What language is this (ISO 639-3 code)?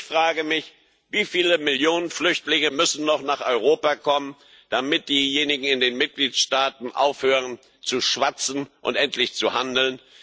deu